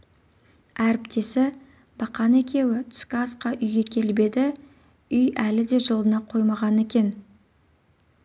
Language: Kazakh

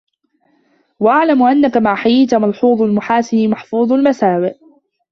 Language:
Arabic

